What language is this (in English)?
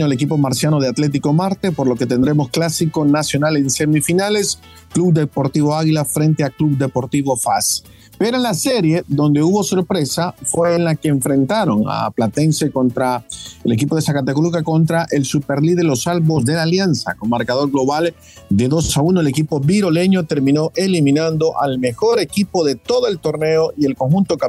Spanish